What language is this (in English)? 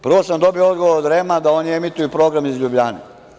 Serbian